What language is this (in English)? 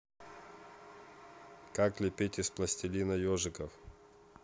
Russian